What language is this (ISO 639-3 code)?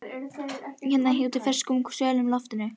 isl